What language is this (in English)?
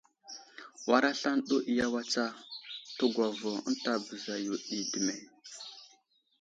Wuzlam